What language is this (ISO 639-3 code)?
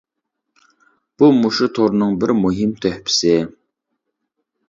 uig